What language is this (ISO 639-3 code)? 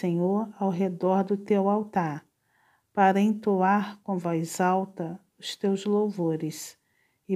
por